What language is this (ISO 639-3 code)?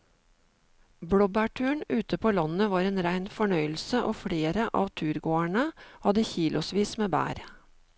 nor